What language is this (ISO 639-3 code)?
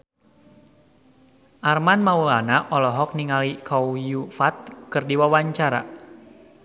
sun